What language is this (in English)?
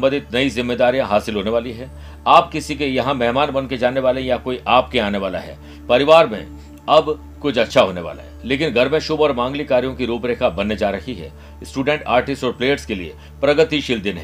Hindi